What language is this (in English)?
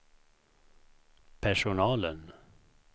Swedish